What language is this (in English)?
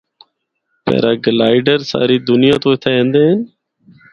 Northern Hindko